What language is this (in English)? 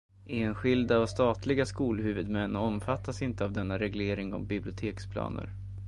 Swedish